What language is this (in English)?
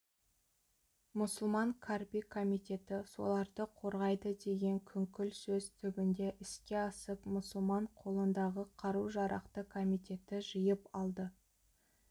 Kazakh